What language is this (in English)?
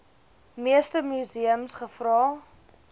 Afrikaans